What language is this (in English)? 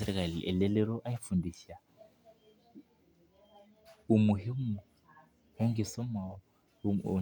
Masai